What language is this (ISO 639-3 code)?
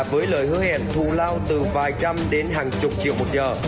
vie